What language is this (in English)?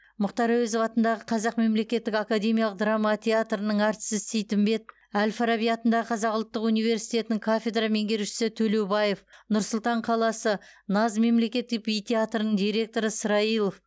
Kazakh